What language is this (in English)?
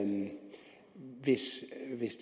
Danish